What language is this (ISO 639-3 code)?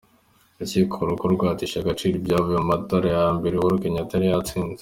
kin